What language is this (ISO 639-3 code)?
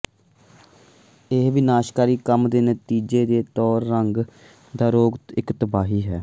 pan